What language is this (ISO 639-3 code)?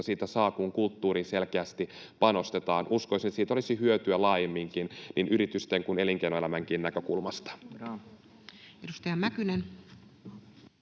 fin